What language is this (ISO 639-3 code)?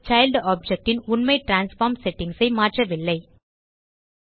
tam